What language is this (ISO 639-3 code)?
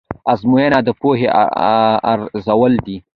pus